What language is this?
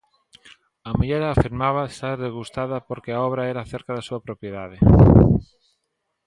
Galician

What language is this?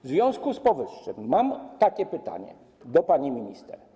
Polish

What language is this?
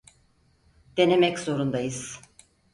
Turkish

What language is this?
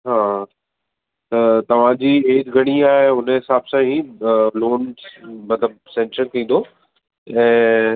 Sindhi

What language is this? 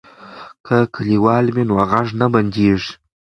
Pashto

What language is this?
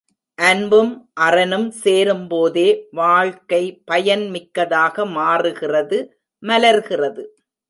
Tamil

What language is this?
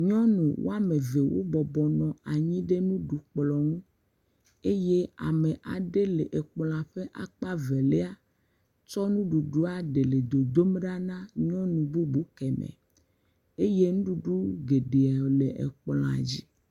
Ewe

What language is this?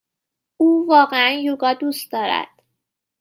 Persian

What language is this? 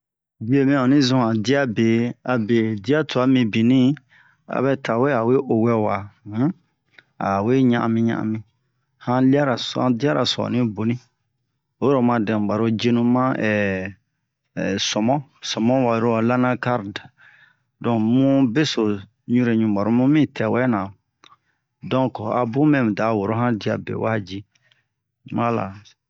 Bomu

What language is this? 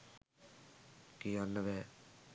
Sinhala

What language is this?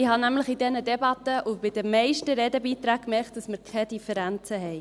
Swiss German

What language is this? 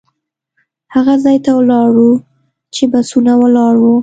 Pashto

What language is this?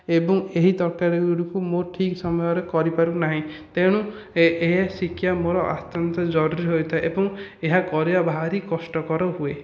Odia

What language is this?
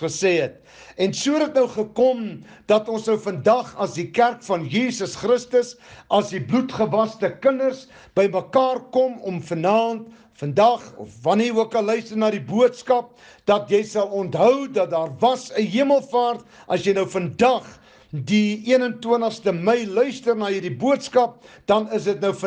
Dutch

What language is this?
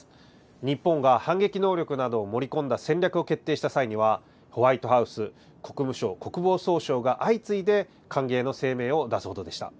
Japanese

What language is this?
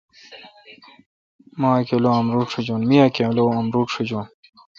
Kalkoti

